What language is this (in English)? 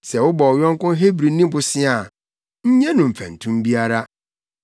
Akan